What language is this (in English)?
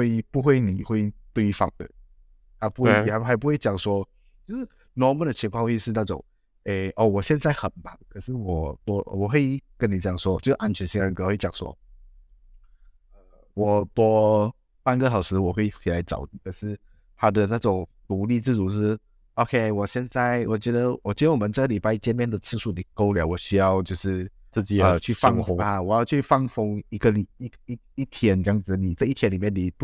Chinese